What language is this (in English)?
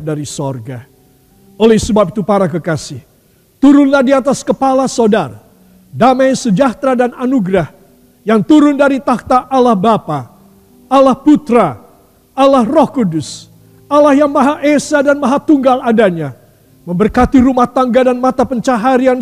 Indonesian